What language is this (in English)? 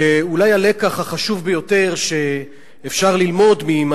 Hebrew